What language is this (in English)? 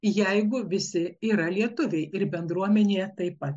Lithuanian